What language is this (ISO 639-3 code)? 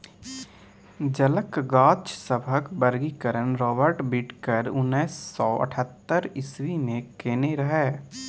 mai